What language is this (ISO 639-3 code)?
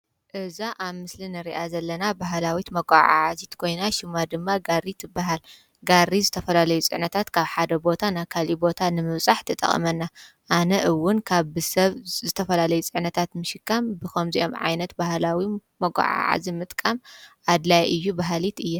tir